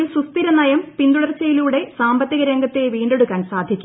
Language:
Malayalam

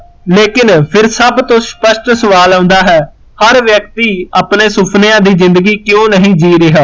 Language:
Punjabi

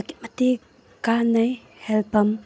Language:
Manipuri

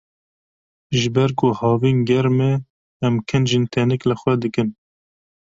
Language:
Kurdish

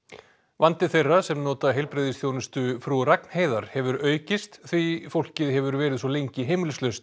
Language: Icelandic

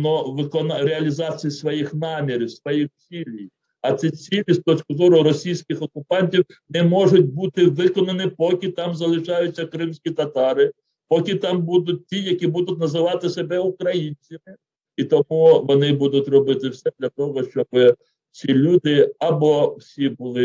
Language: Ukrainian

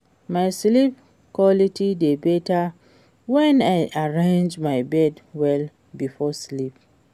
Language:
Nigerian Pidgin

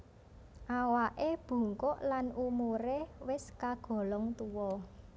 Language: Javanese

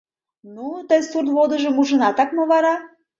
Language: Mari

